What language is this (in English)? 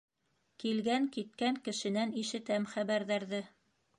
Bashkir